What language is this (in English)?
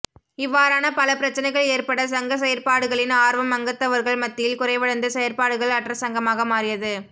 Tamil